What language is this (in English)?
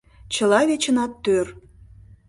Mari